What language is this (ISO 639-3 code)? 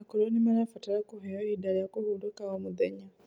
kik